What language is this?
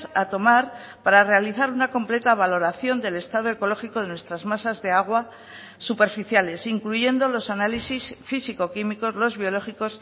Spanish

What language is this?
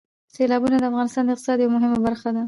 Pashto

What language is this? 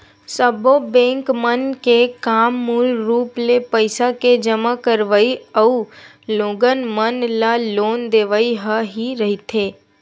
Chhattisgarhi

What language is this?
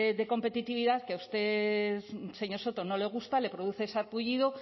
Spanish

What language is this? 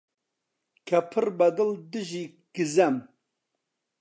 Central Kurdish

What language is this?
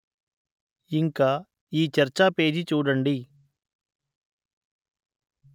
Telugu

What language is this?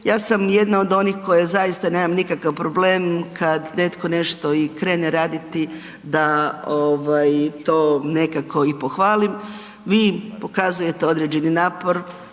Croatian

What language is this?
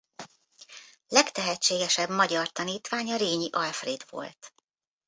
Hungarian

